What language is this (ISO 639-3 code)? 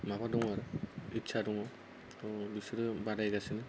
brx